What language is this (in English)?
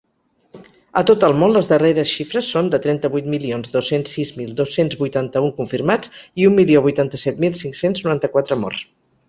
Catalan